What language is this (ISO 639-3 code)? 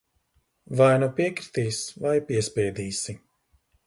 lav